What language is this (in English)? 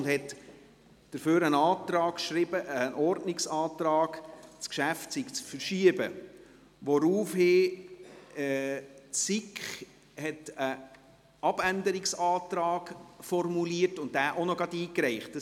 Swiss German